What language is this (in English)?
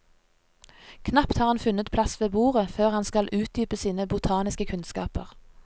Norwegian